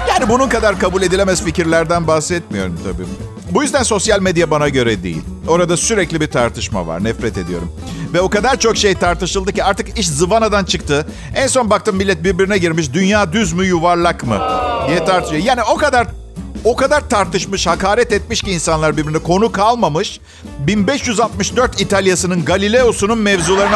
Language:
Turkish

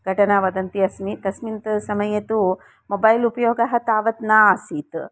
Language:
Sanskrit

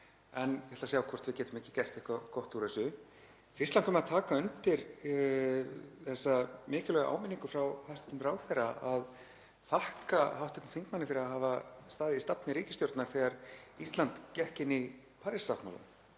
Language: Icelandic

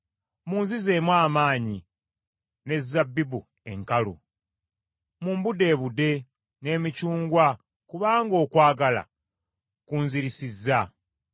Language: Ganda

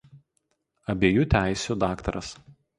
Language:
Lithuanian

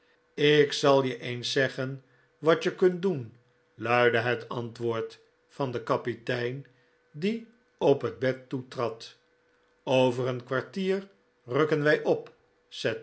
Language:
Dutch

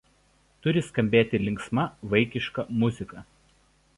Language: Lithuanian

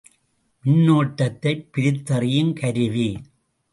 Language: Tamil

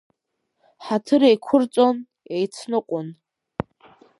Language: Abkhazian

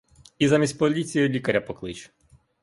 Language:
Ukrainian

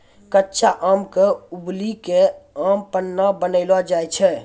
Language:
Maithili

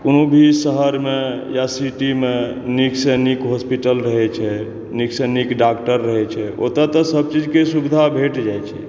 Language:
Maithili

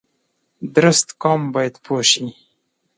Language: Pashto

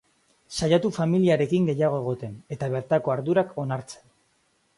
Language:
Basque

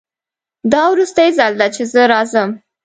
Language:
Pashto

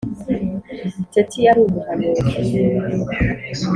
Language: Kinyarwanda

